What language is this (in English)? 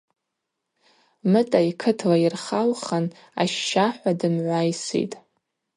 Abaza